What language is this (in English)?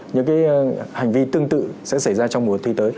Vietnamese